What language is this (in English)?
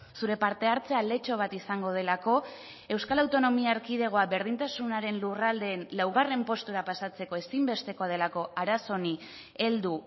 Basque